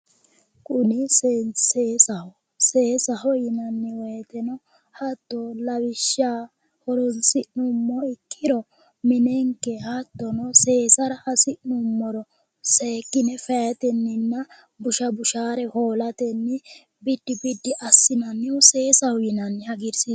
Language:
Sidamo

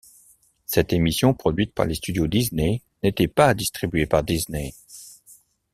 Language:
French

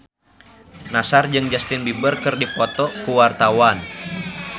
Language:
Sundanese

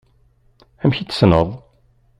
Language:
Kabyle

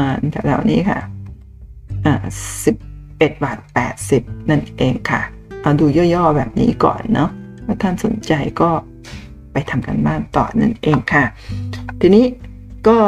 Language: Thai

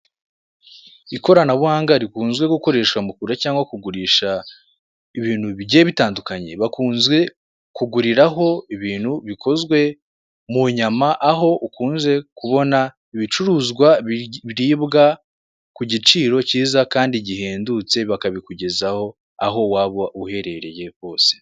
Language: Kinyarwanda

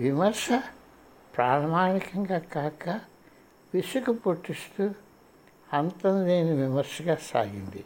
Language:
Telugu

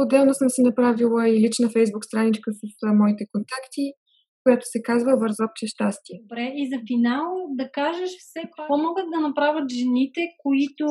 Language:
Bulgarian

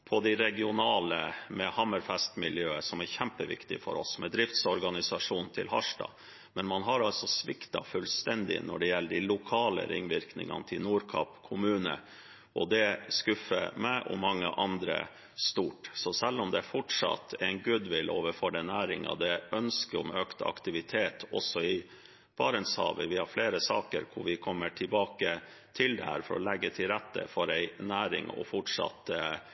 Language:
Norwegian Bokmål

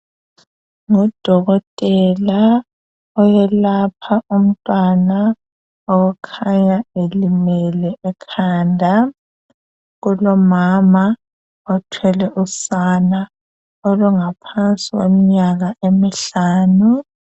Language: North Ndebele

